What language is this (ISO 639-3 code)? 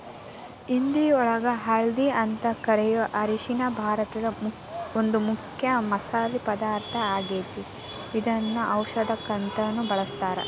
kan